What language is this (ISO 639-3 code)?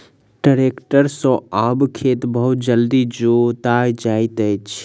mai